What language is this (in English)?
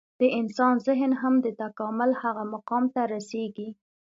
Pashto